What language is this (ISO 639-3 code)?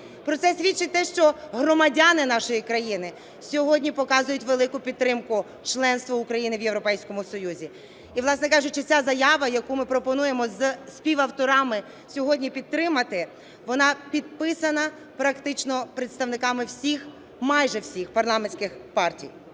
ukr